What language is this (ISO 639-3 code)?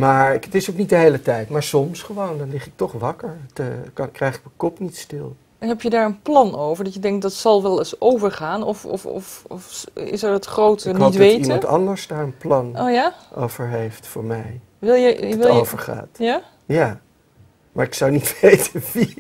nld